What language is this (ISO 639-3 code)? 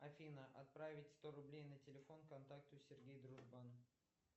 rus